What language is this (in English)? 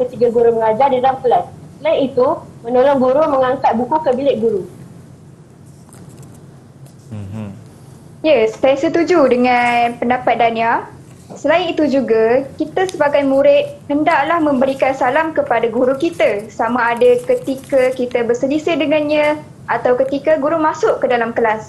Malay